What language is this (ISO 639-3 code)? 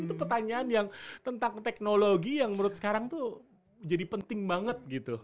ind